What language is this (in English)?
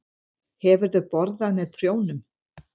Icelandic